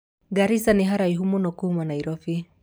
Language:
Kikuyu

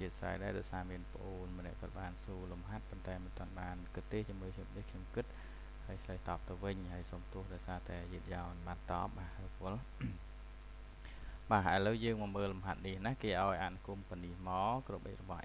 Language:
Vietnamese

